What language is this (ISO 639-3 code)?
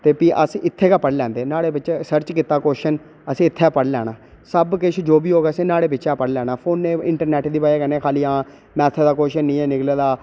doi